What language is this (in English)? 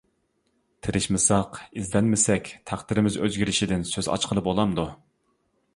Uyghur